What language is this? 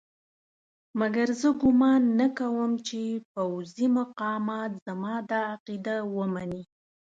Pashto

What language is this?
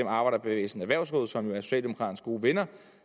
Danish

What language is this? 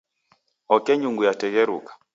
Taita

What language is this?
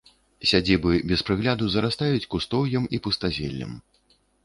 Belarusian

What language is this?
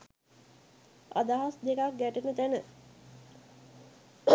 Sinhala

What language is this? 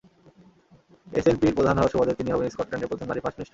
Bangla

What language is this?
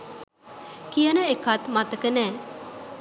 Sinhala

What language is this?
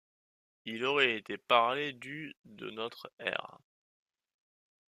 French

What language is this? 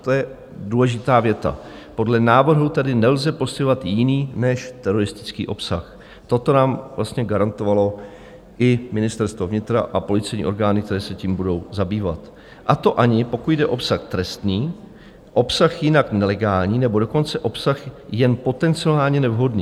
Czech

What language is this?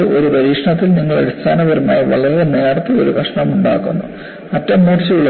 Malayalam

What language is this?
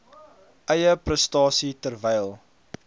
Afrikaans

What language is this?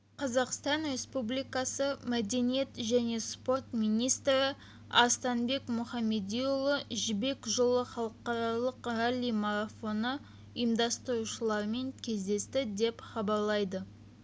Kazakh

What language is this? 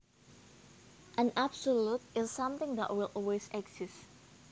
Javanese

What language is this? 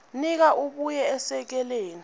Swati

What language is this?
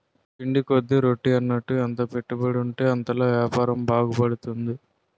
Telugu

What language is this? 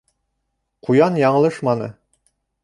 Bashkir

